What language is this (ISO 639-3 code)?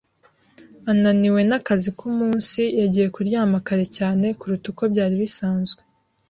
kin